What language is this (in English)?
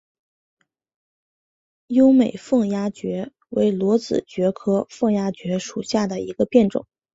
Chinese